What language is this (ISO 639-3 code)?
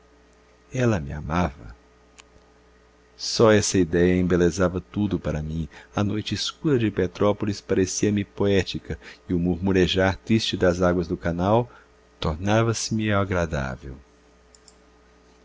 por